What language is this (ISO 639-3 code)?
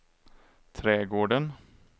swe